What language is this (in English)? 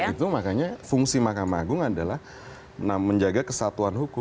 Indonesian